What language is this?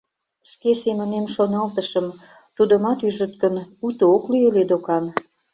Mari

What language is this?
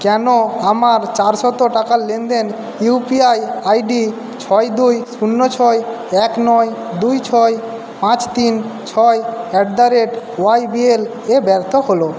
Bangla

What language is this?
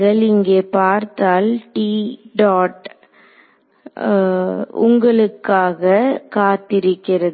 Tamil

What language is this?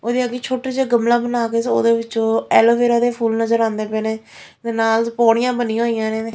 Punjabi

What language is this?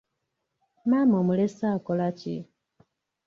Ganda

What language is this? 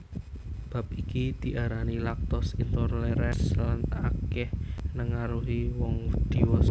Javanese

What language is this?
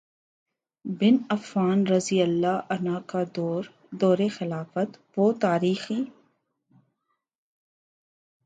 Urdu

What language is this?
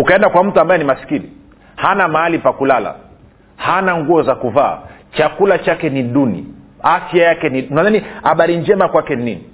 Swahili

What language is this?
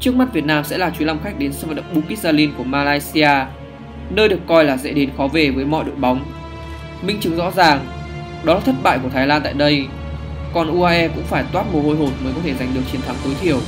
Vietnamese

